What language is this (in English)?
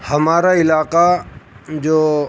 Urdu